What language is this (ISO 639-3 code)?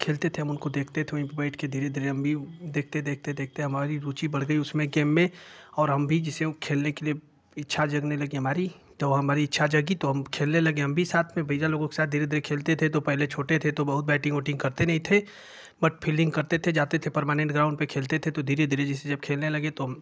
hin